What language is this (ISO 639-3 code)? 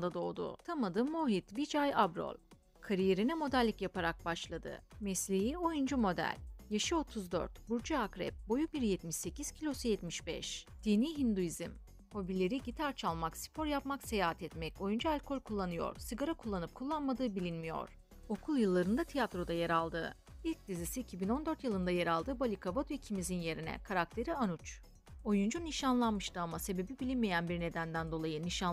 tur